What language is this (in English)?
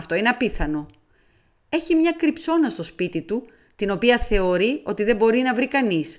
Greek